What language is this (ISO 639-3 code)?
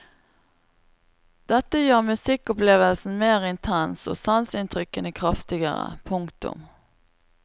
nor